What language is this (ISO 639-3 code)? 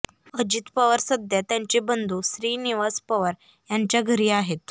mar